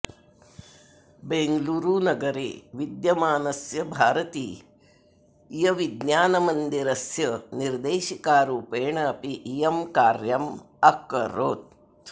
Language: Sanskrit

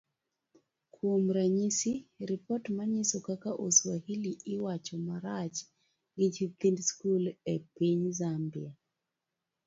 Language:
Luo (Kenya and Tanzania)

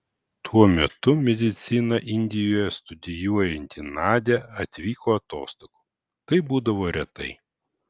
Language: Lithuanian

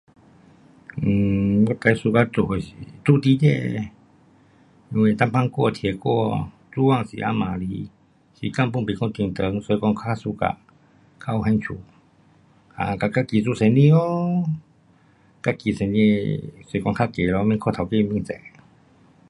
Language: Pu-Xian Chinese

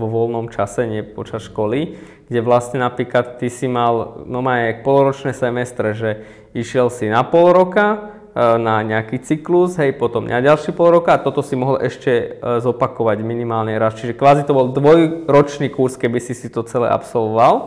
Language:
Slovak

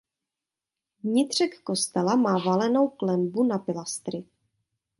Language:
Czech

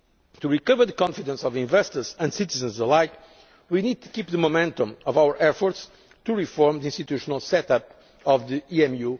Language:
English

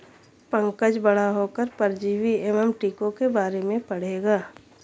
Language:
Hindi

